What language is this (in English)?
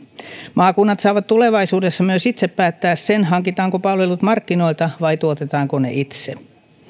Finnish